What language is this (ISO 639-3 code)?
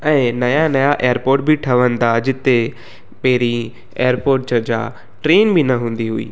snd